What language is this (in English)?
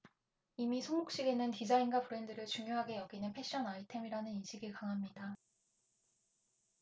Korean